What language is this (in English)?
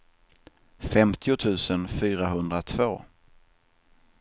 Swedish